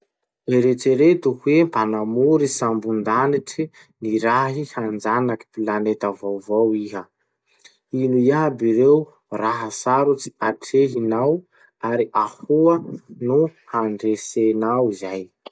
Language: Masikoro Malagasy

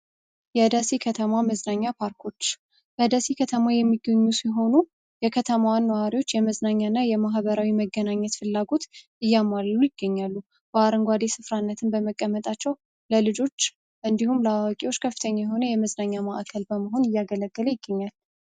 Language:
Amharic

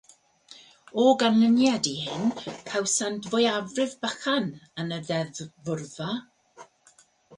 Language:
Welsh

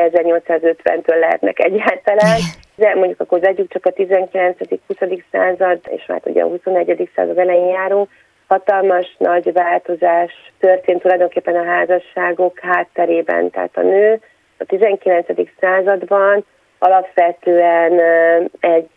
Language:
Hungarian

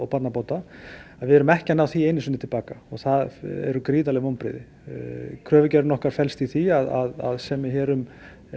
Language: Icelandic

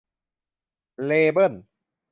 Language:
Thai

